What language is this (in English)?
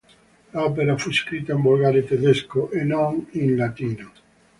Italian